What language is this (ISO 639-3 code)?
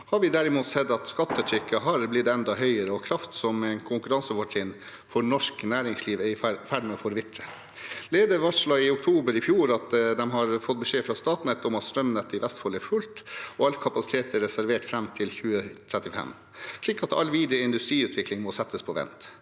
nor